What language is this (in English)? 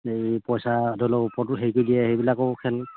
Assamese